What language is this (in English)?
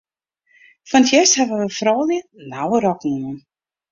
Western Frisian